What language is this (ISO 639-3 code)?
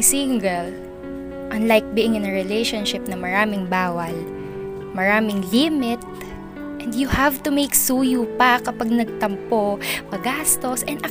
fil